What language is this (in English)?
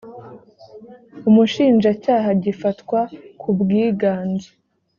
Kinyarwanda